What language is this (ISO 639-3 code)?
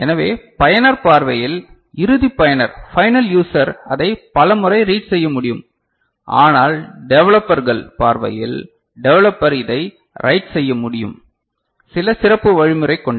tam